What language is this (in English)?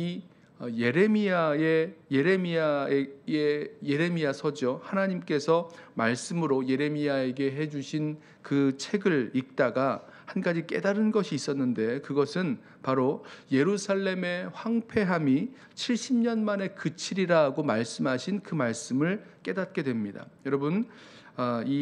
Korean